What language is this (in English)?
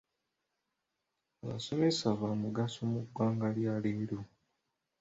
Ganda